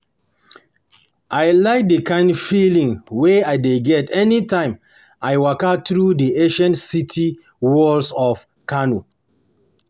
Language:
Nigerian Pidgin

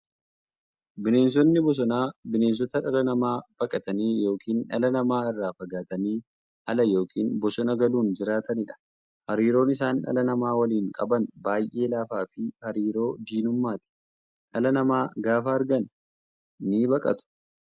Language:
Oromo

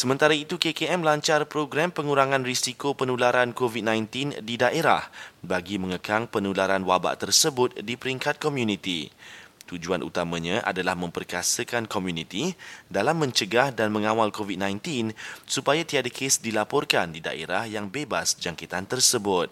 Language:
Malay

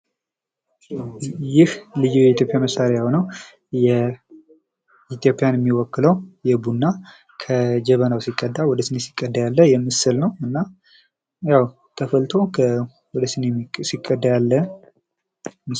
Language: Amharic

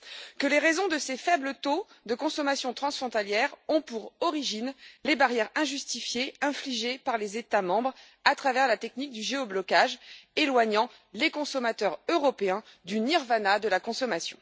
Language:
French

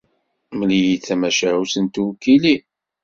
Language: Kabyle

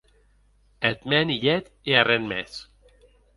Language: Occitan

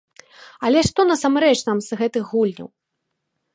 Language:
Belarusian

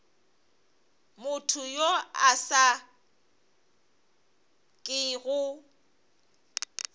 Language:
Northern Sotho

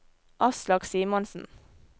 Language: Norwegian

